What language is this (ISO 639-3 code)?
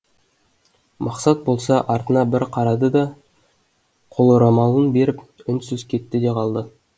kaz